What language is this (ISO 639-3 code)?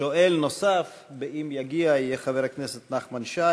heb